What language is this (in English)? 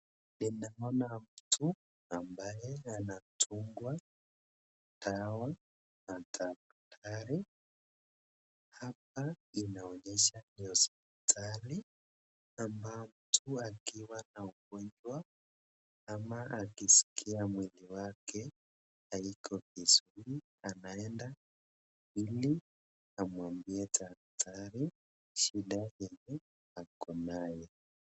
Swahili